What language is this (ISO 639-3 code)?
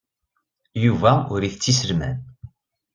kab